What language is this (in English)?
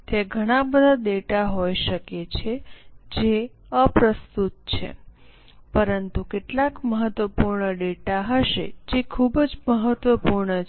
Gujarati